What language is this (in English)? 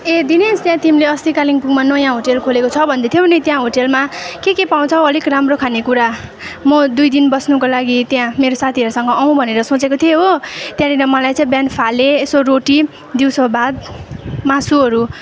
Nepali